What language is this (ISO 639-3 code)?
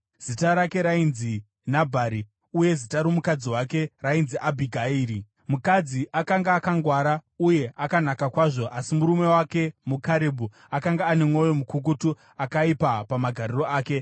sna